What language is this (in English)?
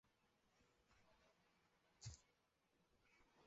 Chinese